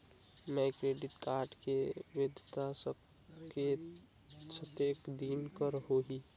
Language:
Chhattisgarhi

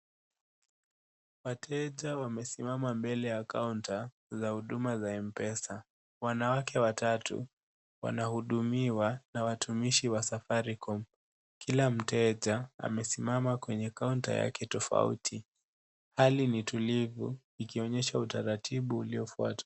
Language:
Swahili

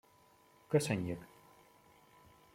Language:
Hungarian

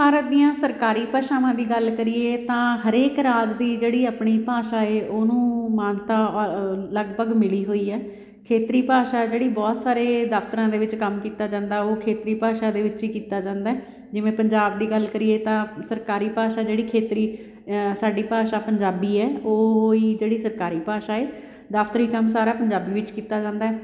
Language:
Punjabi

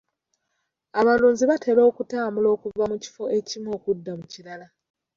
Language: Ganda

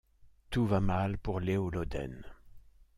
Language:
French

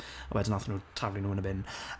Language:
Welsh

